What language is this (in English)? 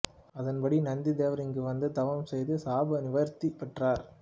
Tamil